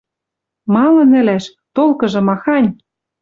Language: Western Mari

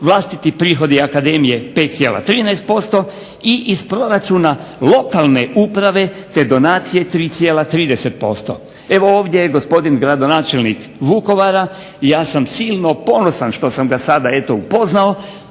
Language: Croatian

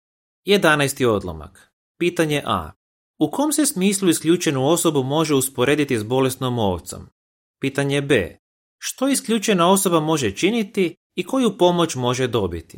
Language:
Croatian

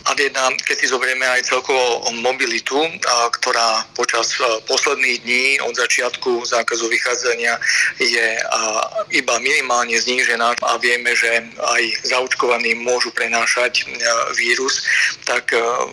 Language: Slovak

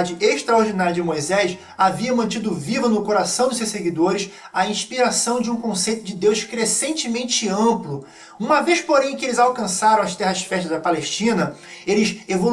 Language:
Portuguese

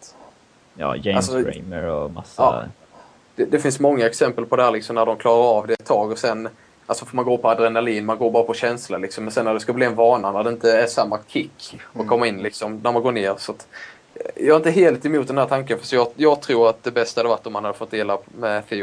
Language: Swedish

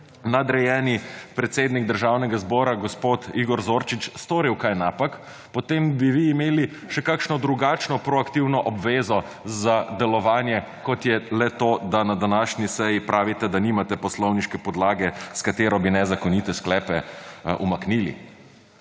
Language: Slovenian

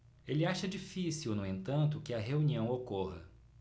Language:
Portuguese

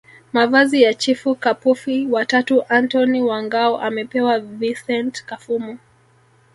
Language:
Swahili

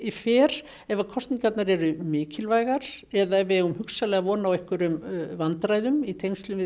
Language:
Icelandic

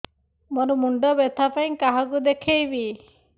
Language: Odia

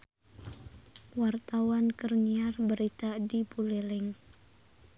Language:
Sundanese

